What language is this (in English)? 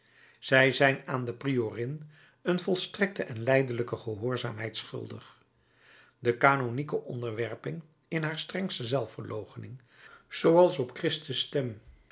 Dutch